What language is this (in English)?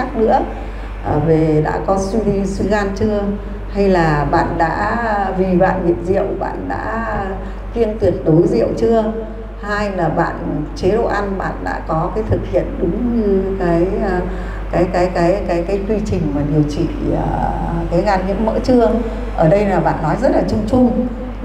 Vietnamese